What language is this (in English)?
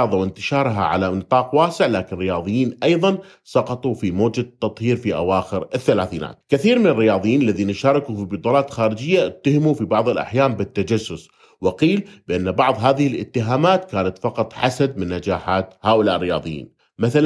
Arabic